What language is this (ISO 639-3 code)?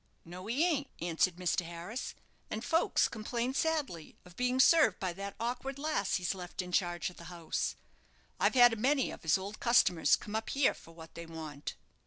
eng